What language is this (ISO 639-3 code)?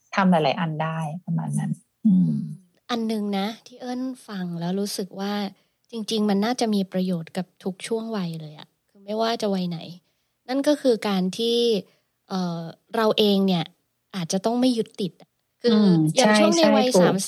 tha